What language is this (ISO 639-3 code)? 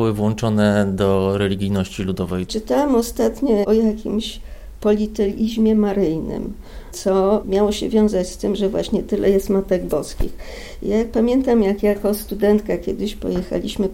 pol